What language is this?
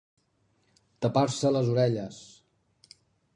Catalan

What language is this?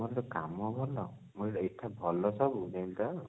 Odia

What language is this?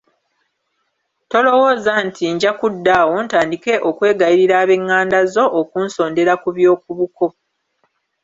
Ganda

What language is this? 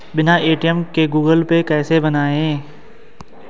Hindi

